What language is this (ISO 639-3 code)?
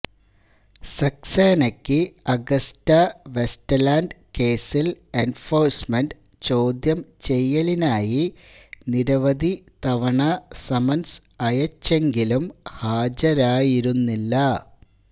mal